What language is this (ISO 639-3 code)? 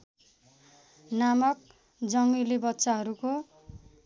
nep